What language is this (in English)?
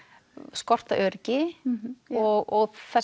Icelandic